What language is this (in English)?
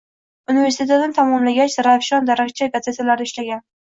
Uzbek